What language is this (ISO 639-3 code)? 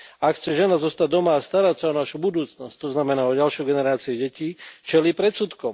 slk